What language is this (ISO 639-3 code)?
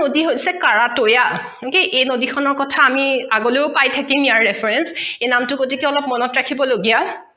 asm